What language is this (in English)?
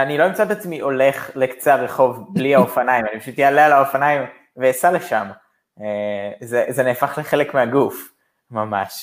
Hebrew